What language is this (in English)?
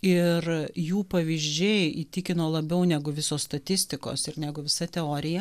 Lithuanian